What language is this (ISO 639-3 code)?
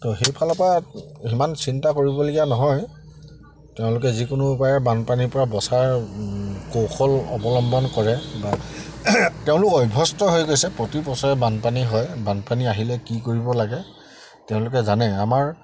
asm